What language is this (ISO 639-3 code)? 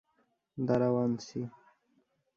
ben